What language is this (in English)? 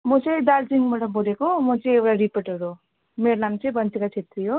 Nepali